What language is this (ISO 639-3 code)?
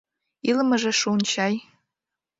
chm